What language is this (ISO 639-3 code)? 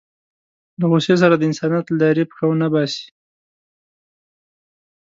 pus